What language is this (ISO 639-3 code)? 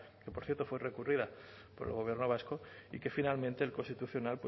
spa